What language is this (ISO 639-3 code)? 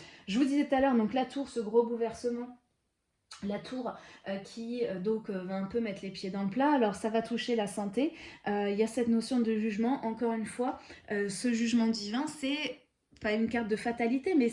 fra